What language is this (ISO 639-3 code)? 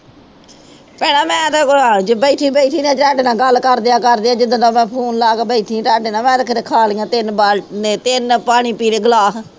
pan